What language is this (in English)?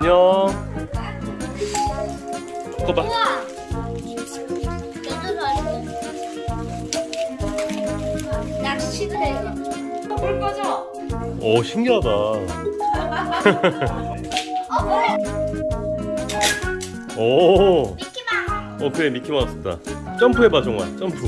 Korean